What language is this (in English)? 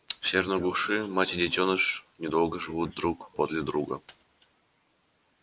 Russian